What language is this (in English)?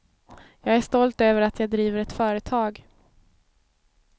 Swedish